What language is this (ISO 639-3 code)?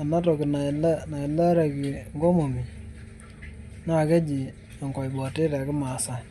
mas